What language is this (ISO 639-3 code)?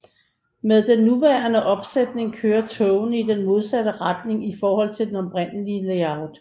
dan